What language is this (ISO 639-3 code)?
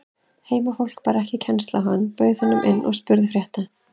isl